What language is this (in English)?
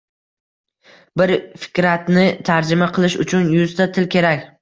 Uzbek